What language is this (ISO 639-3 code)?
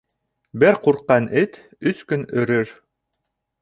bak